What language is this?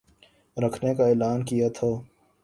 Urdu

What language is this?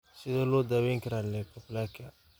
Somali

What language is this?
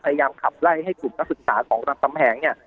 Thai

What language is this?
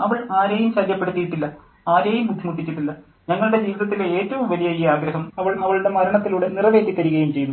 Malayalam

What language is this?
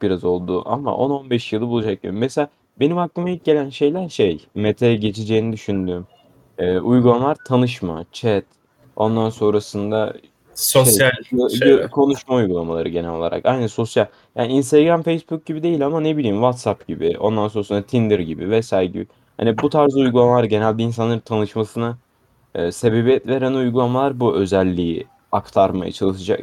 Turkish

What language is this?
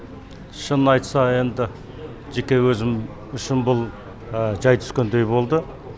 Kazakh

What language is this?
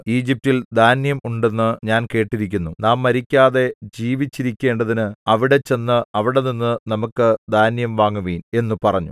Malayalam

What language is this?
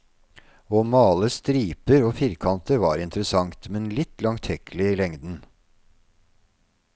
Norwegian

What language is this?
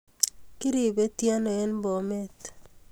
Kalenjin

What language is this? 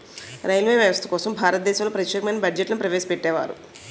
Telugu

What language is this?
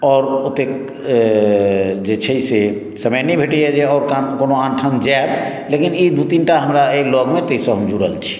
Maithili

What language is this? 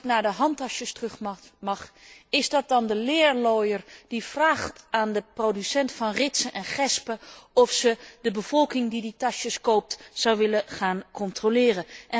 Dutch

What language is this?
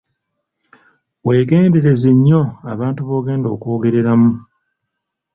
Ganda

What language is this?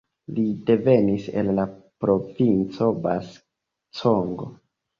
Esperanto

